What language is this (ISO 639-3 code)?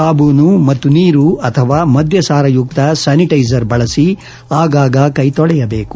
kan